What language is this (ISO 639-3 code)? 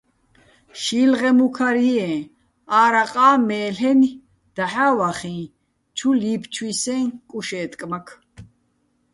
bbl